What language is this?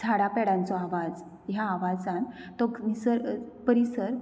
Konkani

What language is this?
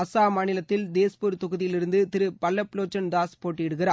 Tamil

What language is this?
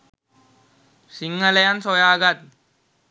Sinhala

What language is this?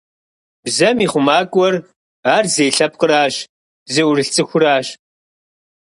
Kabardian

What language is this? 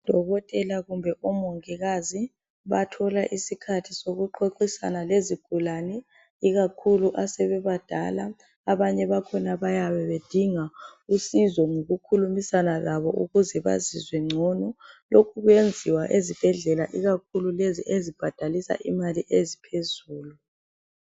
North Ndebele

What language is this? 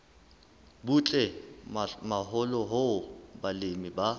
Southern Sotho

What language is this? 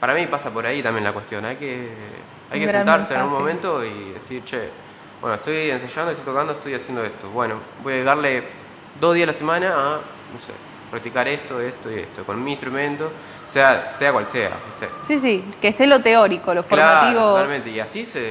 Spanish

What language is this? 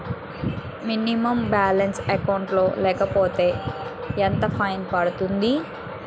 Telugu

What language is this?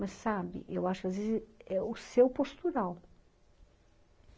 Portuguese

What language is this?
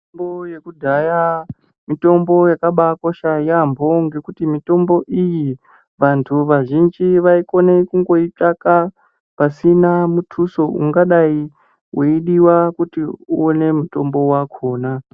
Ndau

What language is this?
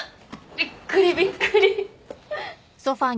Japanese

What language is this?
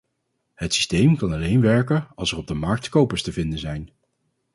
Dutch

